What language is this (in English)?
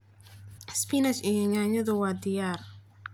Somali